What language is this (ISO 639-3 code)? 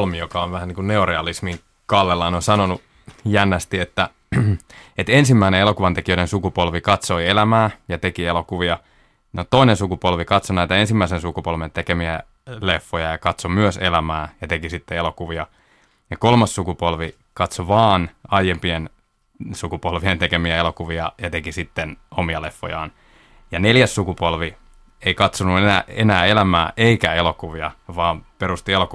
fin